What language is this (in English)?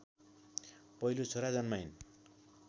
Nepali